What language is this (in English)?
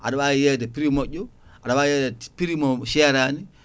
Fula